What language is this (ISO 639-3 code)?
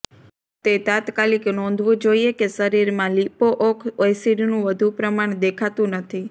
guj